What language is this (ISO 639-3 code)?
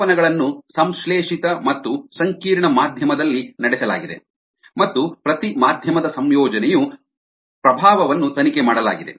kan